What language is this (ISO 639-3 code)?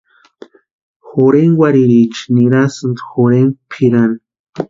pua